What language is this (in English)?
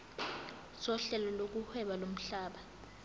Zulu